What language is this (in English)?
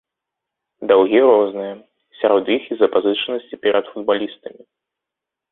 Belarusian